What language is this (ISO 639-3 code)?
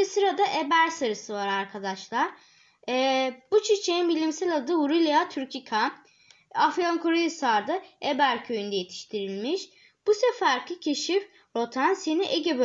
tur